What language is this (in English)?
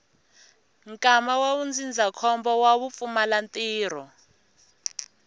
Tsonga